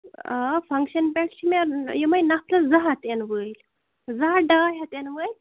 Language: Kashmiri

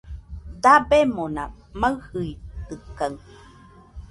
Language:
Nüpode Huitoto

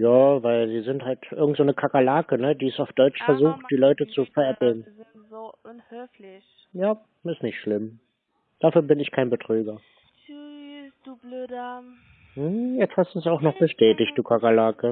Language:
German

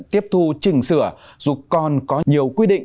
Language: Vietnamese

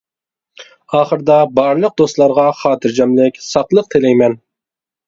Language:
Uyghur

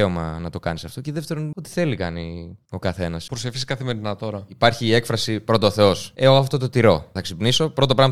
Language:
Greek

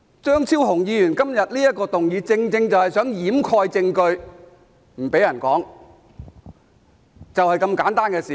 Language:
Cantonese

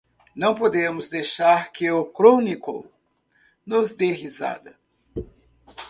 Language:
Portuguese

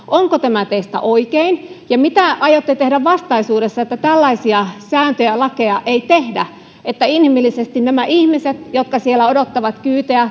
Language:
Finnish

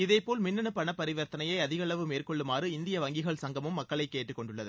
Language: Tamil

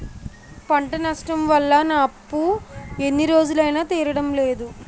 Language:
Telugu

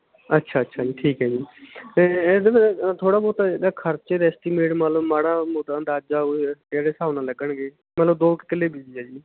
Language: Punjabi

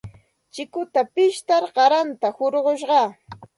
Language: Santa Ana de Tusi Pasco Quechua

